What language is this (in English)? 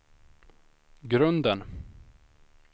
Swedish